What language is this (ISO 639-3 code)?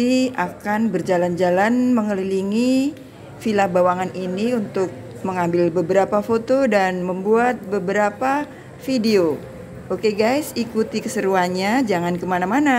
ind